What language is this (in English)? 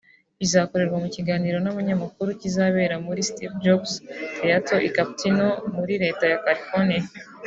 Kinyarwanda